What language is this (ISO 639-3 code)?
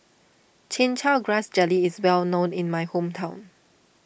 eng